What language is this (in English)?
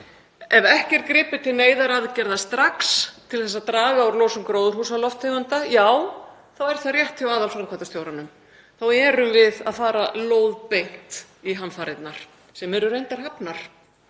Icelandic